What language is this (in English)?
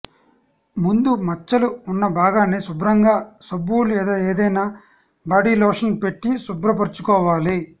Telugu